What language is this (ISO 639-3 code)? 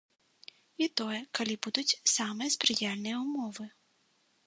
bel